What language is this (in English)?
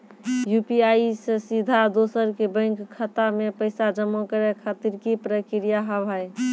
Maithili